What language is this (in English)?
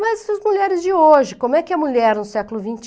Portuguese